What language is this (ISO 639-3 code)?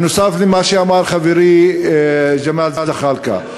heb